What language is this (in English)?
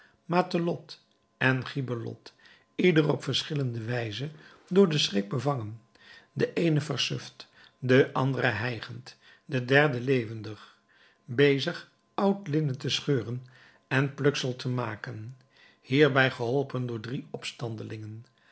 Dutch